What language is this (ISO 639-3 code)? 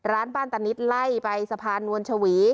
tha